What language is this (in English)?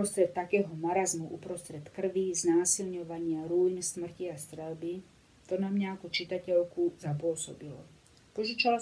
Slovak